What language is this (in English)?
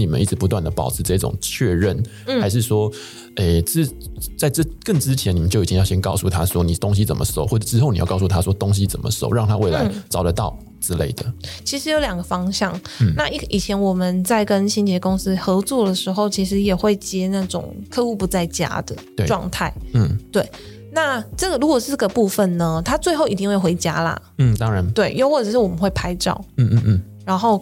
Chinese